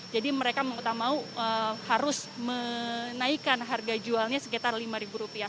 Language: Indonesian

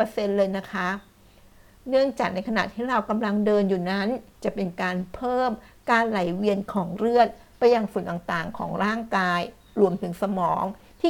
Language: Thai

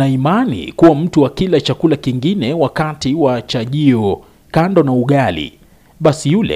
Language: Swahili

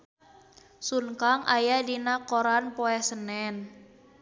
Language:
Sundanese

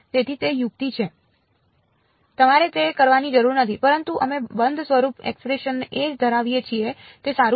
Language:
Gujarati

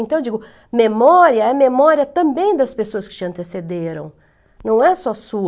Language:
Portuguese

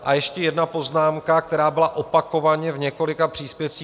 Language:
Czech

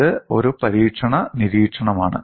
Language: Malayalam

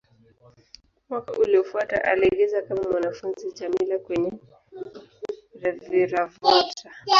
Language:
Swahili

